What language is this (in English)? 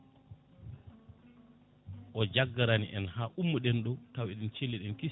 Fula